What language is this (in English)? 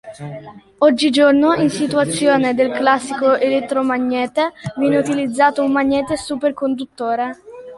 Italian